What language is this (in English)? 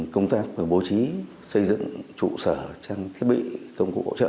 Vietnamese